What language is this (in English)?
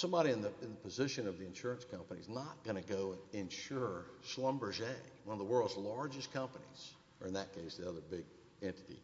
English